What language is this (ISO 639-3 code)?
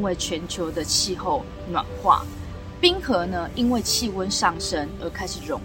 zho